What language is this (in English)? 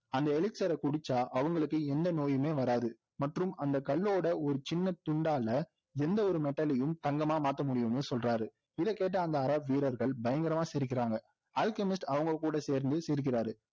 Tamil